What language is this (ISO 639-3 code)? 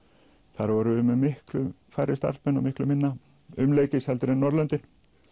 isl